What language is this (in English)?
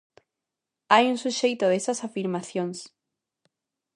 Galician